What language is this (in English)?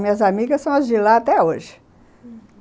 Portuguese